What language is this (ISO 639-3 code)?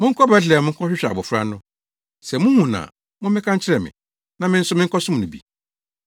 aka